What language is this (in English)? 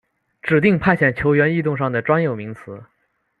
Chinese